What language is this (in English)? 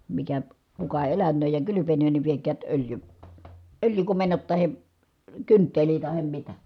Finnish